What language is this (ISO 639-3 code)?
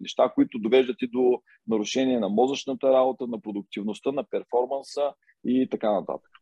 bul